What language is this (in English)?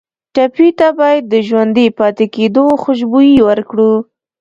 Pashto